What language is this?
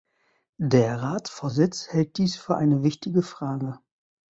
German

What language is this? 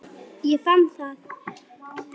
Icelandic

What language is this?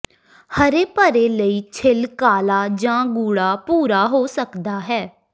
Punjabi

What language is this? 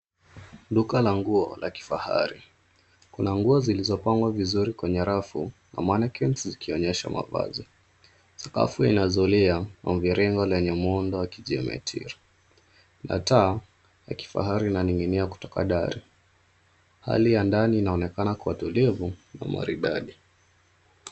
Swahili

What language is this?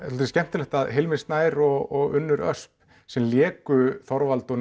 Icelandic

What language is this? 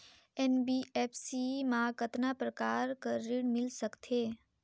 Chhattisgarhi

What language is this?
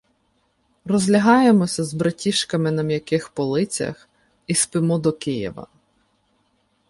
Ukrainian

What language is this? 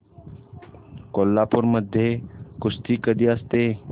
Marathi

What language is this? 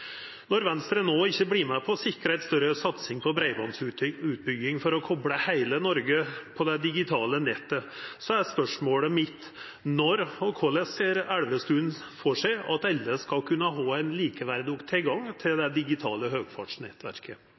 Norwegian Nynorsk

